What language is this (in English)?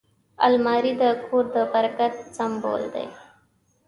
Pashto